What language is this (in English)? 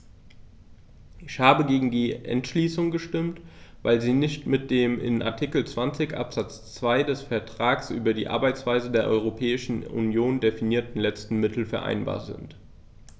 German